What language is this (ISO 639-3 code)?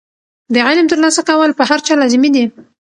pus